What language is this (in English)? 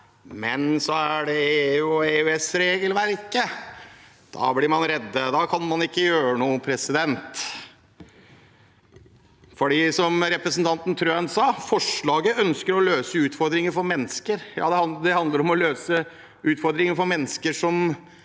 Norwegian